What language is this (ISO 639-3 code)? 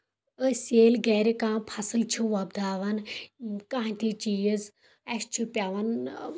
kas